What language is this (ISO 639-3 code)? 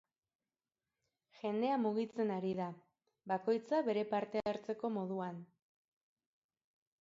eus